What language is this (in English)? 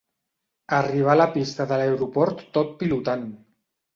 Catalan